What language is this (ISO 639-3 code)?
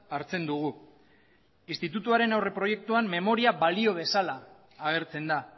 eus